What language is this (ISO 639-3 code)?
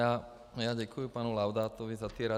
ces